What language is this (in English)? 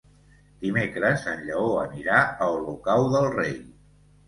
Catalan